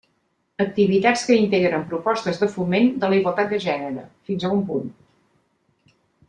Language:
Catalan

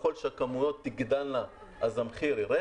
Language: Hebrew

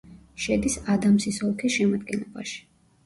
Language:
Georgian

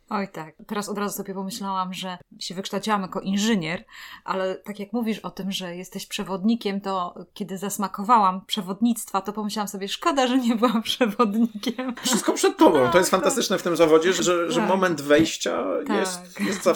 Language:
Polish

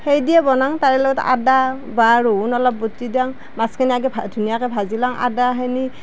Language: Assamese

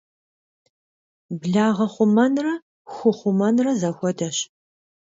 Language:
Kabardian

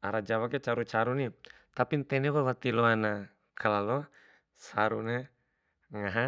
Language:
Bima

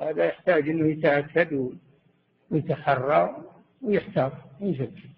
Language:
Arabic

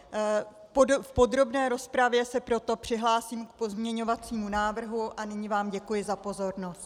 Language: Czech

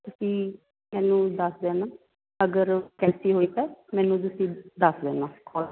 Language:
Punjabi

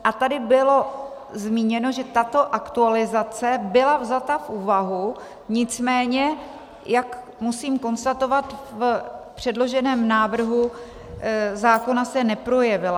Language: Czech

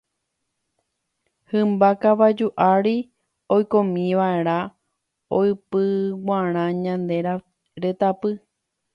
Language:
Guarani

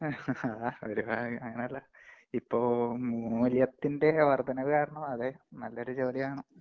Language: Malayalam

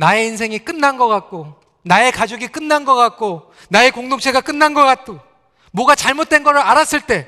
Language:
Korean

